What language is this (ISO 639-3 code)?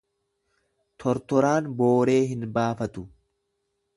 orm